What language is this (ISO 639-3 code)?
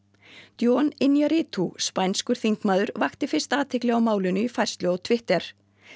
isl